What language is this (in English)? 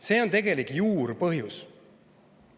Estonian